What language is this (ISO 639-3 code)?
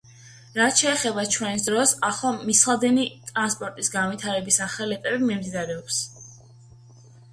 kat